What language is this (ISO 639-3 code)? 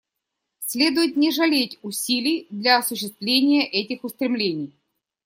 rus